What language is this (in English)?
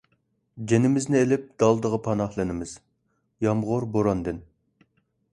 Uyghur